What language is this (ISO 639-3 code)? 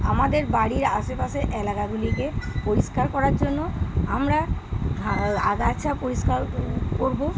ben